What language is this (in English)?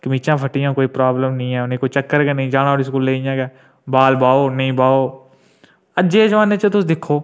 Dogri